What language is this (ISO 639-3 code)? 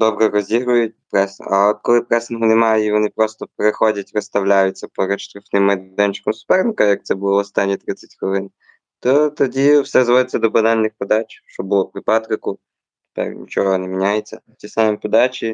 ukr